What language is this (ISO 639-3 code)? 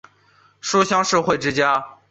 zho